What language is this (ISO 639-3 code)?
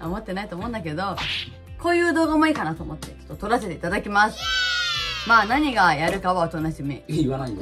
jpn